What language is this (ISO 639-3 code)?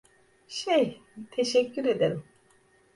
tur